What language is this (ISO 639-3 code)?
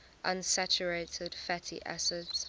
eng